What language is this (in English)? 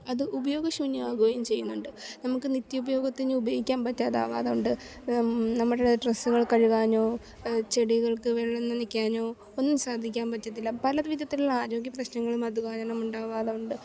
Malayalam